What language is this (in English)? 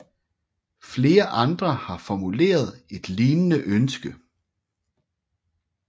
Danish